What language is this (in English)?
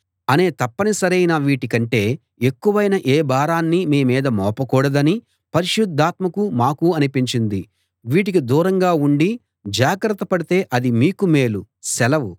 Telugu